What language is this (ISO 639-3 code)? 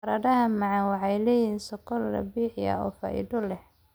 som